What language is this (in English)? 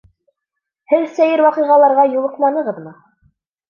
Bashkir